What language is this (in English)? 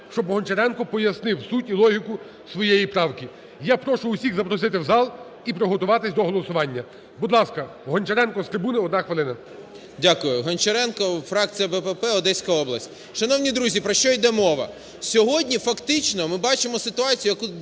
Ukrainian